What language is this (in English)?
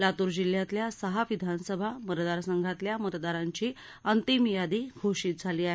Marathi